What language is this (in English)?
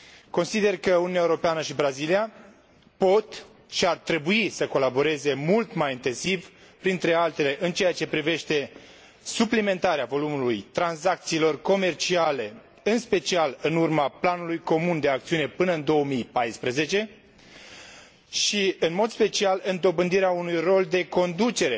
Romanian